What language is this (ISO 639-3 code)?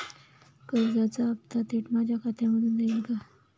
mar